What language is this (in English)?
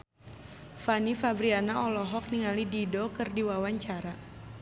Sundanese